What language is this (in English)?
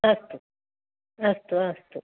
Sanskrit